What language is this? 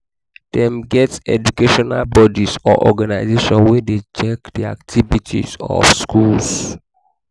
Nigerian Pidgin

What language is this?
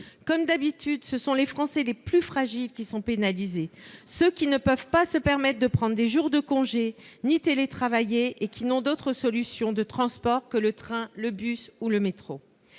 French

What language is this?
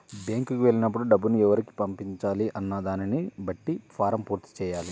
Telugu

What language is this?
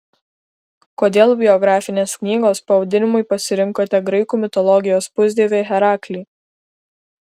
Lithuanian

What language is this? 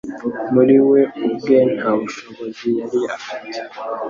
Kinyarwanda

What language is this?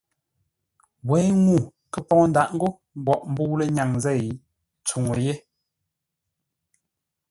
Ngombale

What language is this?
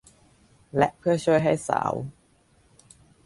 Thai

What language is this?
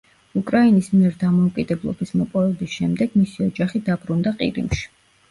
Georgian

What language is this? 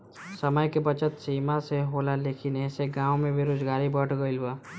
Bhojpuri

